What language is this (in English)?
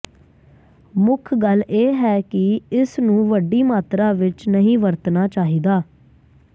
Punjabi